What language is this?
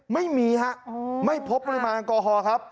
Thai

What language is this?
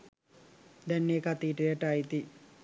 Sinhala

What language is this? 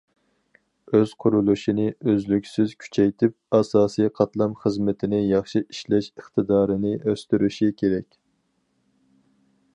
Uyghur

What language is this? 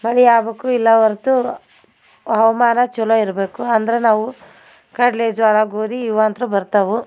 Kannada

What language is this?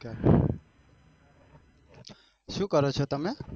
Gujarati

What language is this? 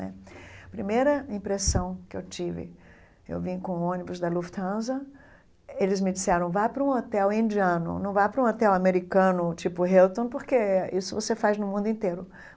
Portuguese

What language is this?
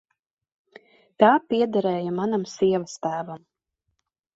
Latvian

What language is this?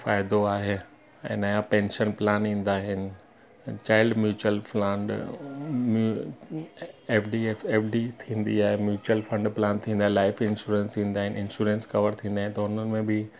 Sindhi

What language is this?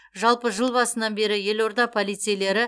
Kazakh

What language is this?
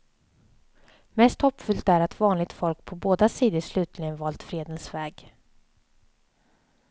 Swedish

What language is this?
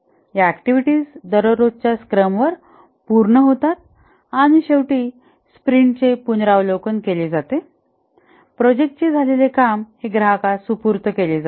Marathi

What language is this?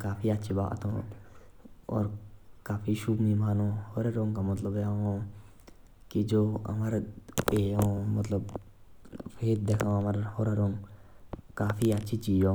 Jaunsari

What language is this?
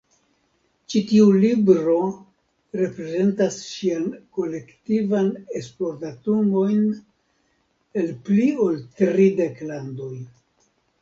Esperanto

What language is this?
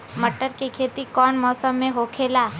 Magahi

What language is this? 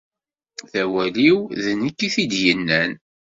Kabyle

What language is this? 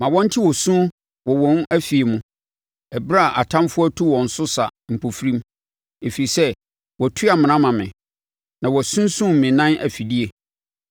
Akan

